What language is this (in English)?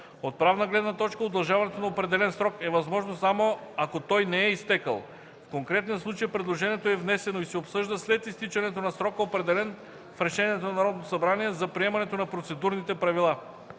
Bulgarian